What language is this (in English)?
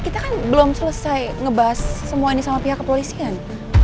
Indonesian